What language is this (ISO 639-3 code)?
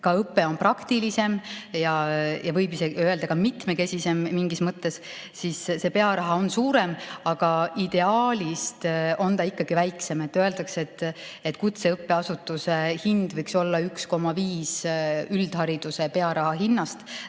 est